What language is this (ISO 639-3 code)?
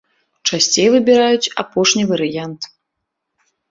bel